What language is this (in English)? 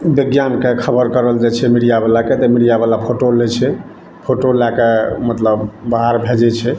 Maithili